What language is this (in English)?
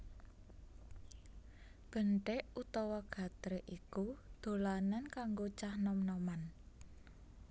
Javanese